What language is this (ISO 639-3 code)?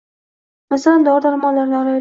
uzb